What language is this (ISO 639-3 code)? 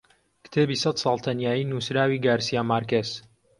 ckb